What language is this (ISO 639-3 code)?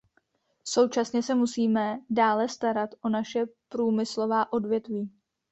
ces